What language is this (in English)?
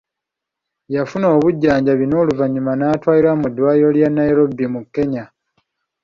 Ganda